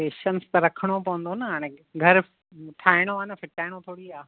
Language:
Sindhi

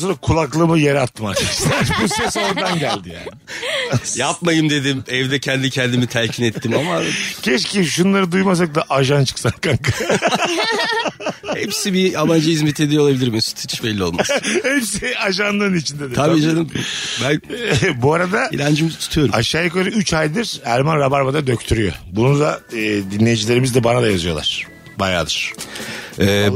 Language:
Turkish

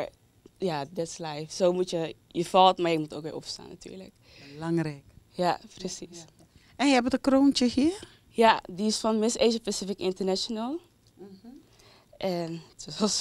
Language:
Dutch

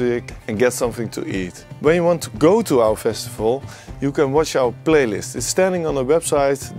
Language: Dutch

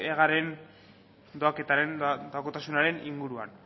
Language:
Basque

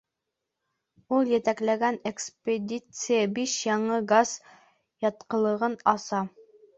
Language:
Bashkir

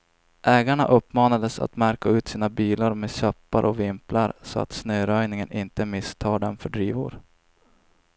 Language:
Swedish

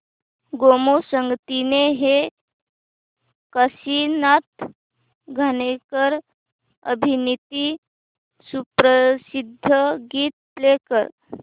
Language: Marathi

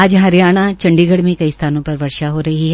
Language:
Hindi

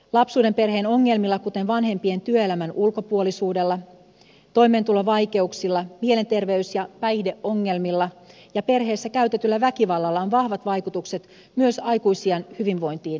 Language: Finnish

